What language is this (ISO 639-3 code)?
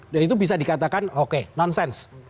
ind